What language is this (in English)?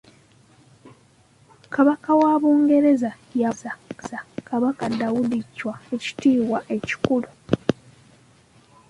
Ganda